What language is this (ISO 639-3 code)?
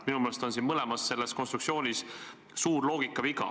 est